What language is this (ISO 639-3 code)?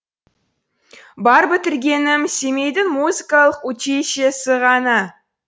kaz